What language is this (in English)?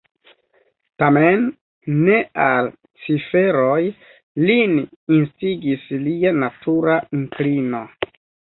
Esperanto